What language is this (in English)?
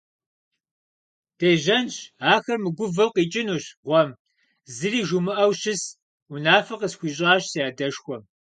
Kabardian